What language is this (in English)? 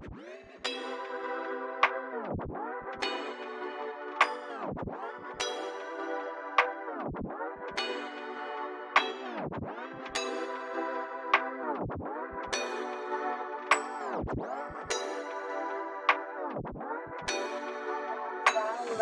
English